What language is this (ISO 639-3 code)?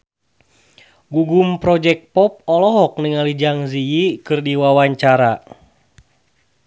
sun